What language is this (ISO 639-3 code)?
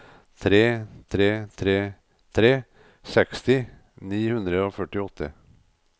nor